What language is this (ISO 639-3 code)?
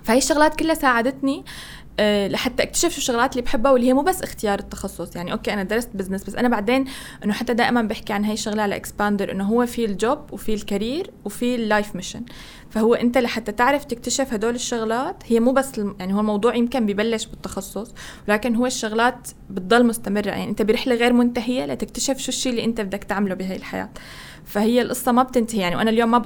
ara